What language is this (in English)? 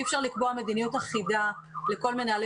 Hebrew